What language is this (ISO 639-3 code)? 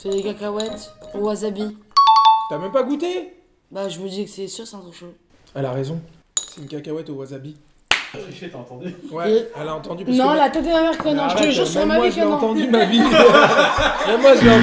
fra